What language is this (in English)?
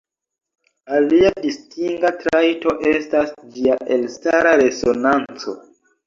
Esperanto